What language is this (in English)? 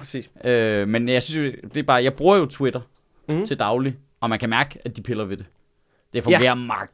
Danish